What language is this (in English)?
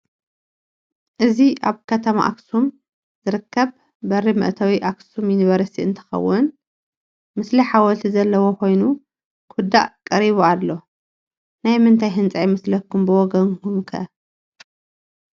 Tigrinya